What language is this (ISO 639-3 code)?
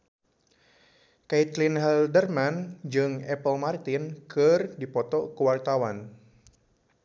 sun